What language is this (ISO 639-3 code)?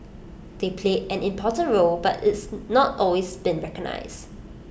eng